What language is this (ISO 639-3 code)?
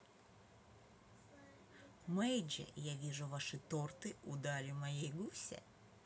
rus